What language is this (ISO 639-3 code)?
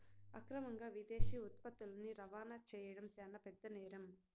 tel